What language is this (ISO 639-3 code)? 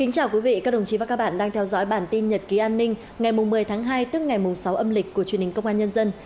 vie